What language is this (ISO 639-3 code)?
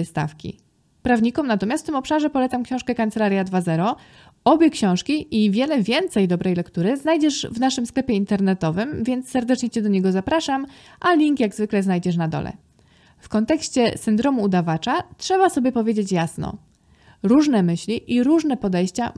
pol